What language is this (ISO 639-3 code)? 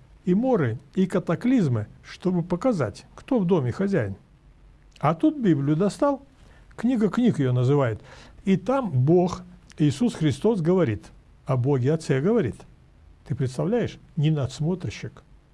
rus